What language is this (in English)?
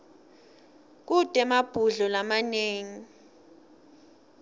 Swati